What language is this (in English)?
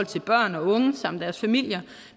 Danish